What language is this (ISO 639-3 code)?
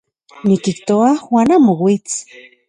ncx